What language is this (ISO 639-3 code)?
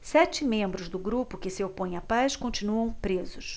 por